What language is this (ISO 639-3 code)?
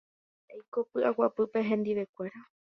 grn